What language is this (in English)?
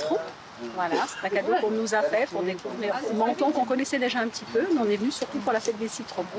Korean